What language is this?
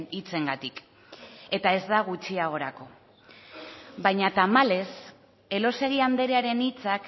Basque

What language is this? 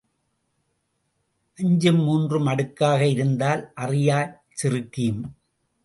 Tamil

